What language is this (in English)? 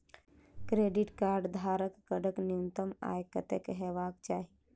Maithili